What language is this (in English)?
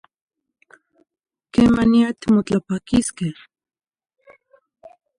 Zacatlán-Ahuacatlán-Tepetzintla Nahuatl